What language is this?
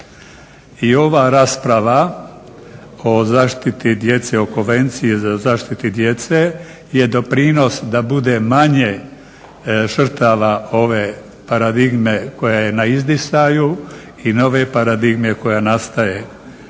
Croatian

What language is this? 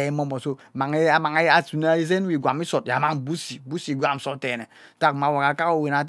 Ubaghara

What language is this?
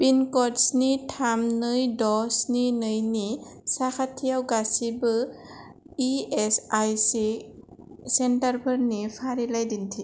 Bodo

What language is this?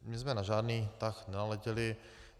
Czech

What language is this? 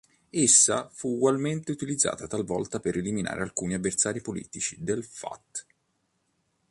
Italian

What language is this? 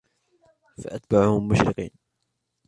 Arabic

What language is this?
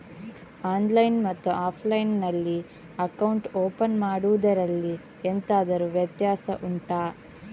Kannada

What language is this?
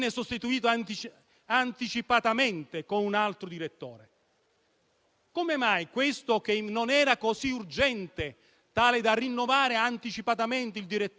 Italian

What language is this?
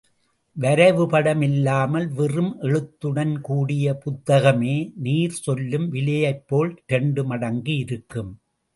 Tamil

